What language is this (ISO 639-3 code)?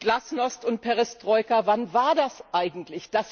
deu